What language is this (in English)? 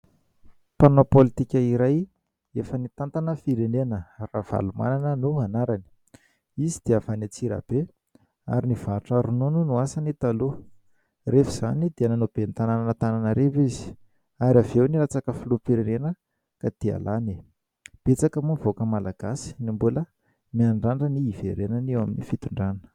Malagasy